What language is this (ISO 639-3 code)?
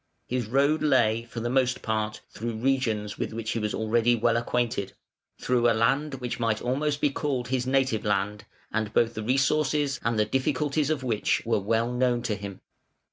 eng